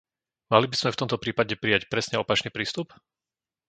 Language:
Slovak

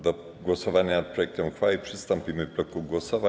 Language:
Polish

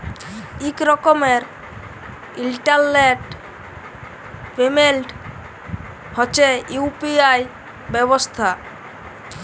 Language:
Bangla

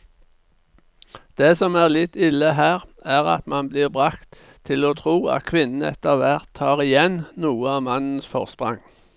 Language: Norwegian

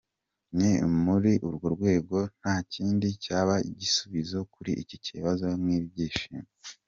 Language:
Kinyarwanda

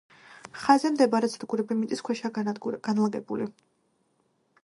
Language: Georgian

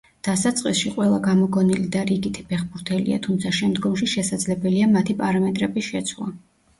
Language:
Georgian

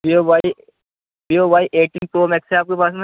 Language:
Urdu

